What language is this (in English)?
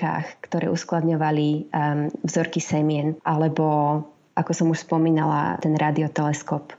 Slovak